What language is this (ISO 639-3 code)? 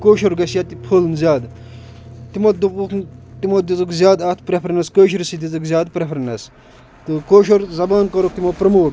kas